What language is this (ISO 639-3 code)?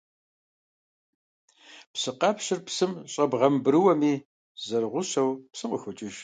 kbd